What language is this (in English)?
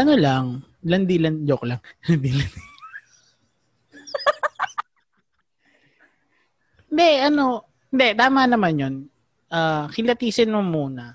Filipino